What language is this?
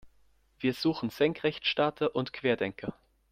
German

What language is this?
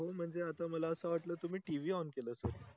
Marathi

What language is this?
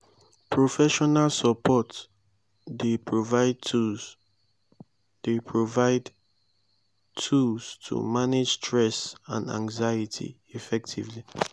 Nigerian Pidgin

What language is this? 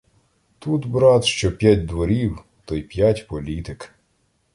Ukrainian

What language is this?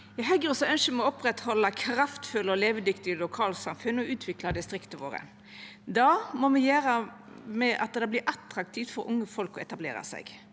Norwegian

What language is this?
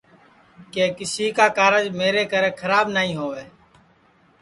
Sansi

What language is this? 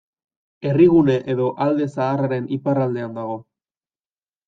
Basque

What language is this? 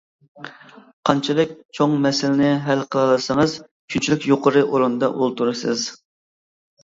Uyghur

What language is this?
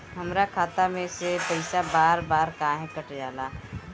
Bhojpuri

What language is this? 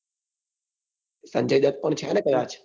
Gujarati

